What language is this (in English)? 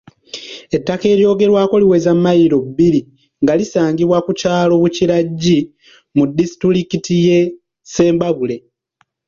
Ganda